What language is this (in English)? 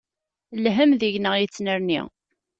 Kabyle